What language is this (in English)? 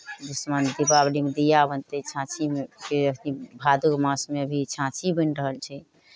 Maithili